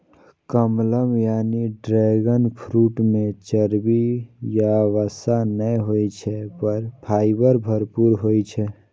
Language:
Maithili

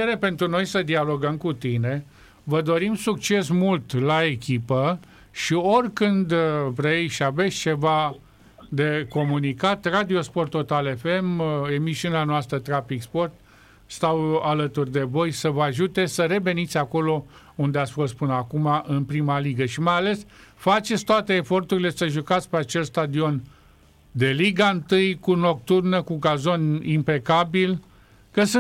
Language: Romanian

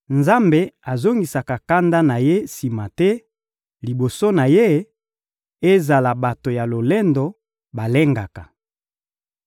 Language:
Lingala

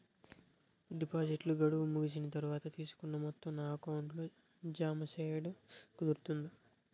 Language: Telugu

